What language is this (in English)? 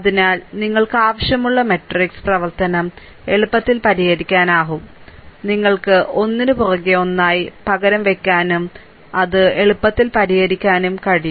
Malayalam